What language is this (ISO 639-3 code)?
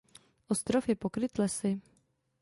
ces